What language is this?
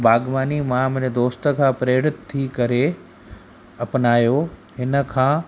Sindhi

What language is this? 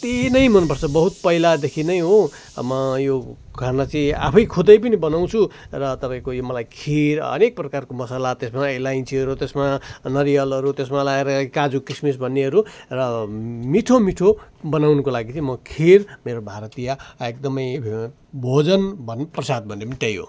Nepali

